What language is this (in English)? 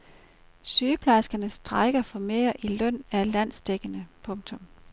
Danish